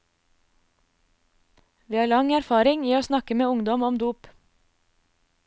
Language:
Norwegian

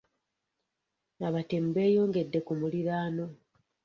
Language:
Ganda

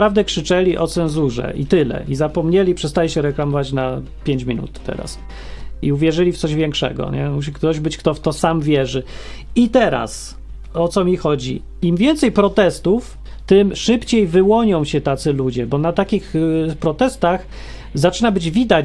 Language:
Polish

